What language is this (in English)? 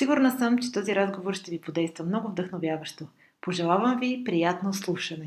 Bulgarian